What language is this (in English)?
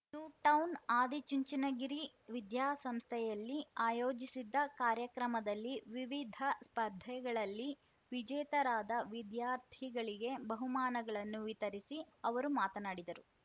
Kannada